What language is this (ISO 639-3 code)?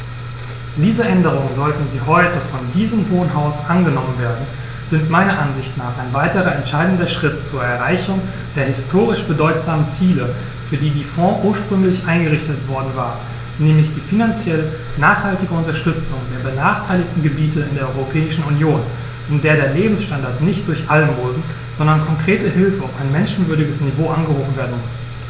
deu